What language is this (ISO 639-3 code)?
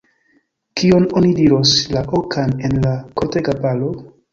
epo